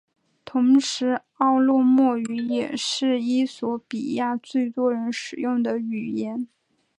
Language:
Chinese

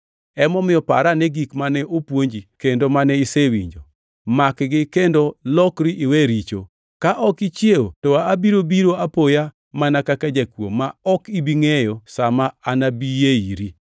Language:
Luo (Kenya and Tanzania)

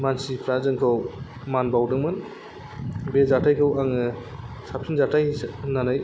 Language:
Bodo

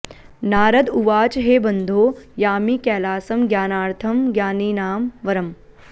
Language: Sanskrit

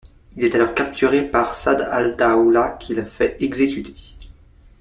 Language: French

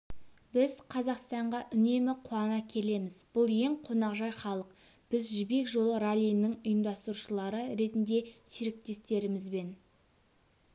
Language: Kazakh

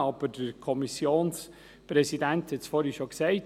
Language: Swiss German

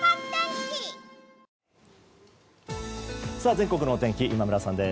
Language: Japanese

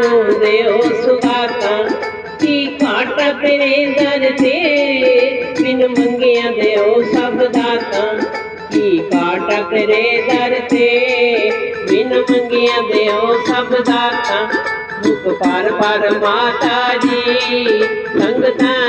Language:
Punjabi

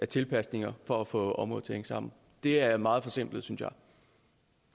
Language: Danish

